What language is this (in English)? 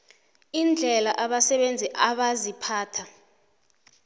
South Ndebele